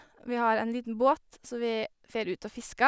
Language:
Norwegian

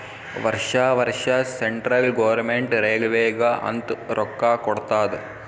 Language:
Kannada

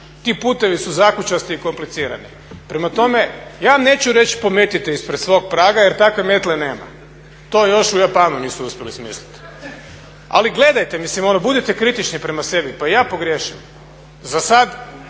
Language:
Croatian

